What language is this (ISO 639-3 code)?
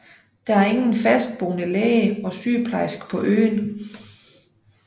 dan